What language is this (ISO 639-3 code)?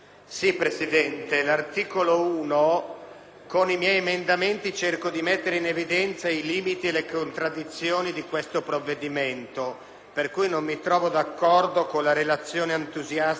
ita